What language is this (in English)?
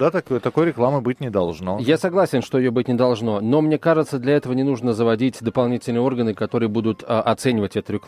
Russian